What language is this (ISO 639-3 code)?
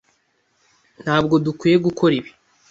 kin